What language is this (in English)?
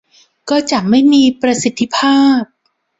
Thai